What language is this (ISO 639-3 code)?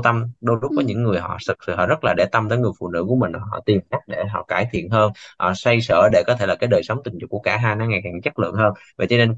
vie